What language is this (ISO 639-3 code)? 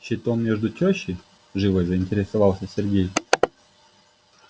rus